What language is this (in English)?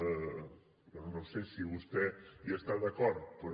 Catalan